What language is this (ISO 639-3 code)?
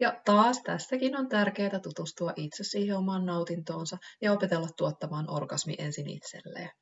fin